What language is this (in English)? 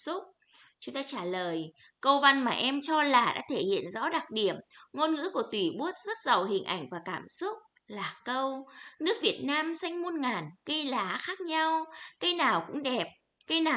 Vietnamese